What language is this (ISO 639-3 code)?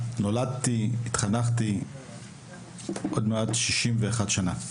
heb